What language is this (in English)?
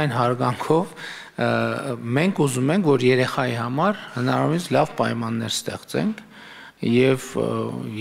Romanian